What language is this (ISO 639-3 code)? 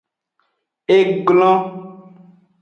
ajg